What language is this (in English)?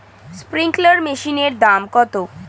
Bangla